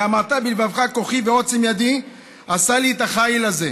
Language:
Hebrew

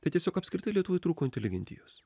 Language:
Lithuanian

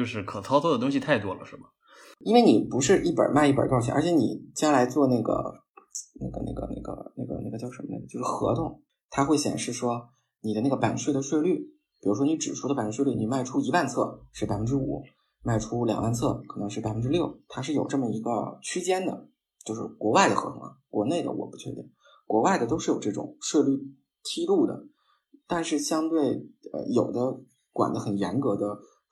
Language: Chinese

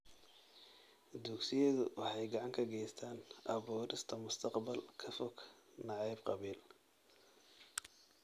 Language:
Somali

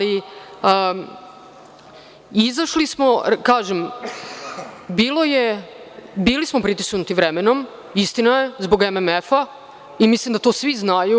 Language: Serbian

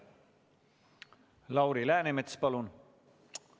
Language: Estonian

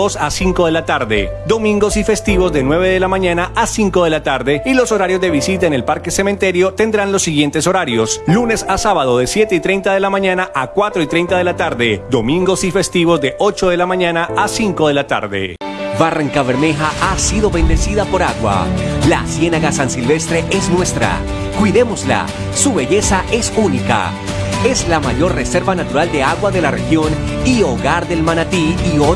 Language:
Spanish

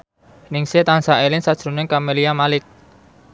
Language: Javanese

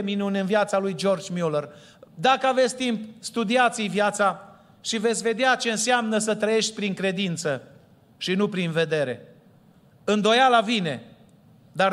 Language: Romanian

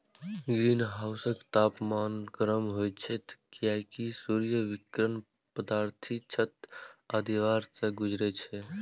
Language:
Maithili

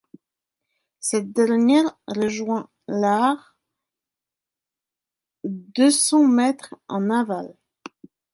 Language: French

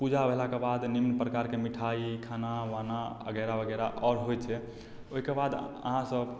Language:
Maithili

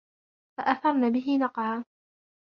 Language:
Arabic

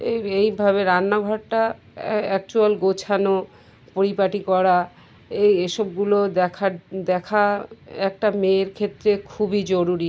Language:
Bangla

